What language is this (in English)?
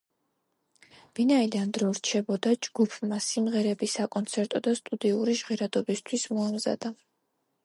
Georgian